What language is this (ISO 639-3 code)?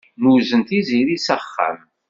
kab